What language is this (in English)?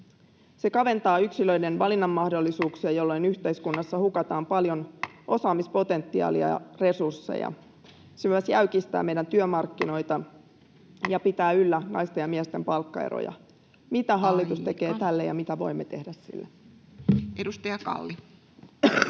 Finnish